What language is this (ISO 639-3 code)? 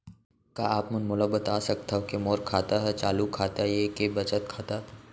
hne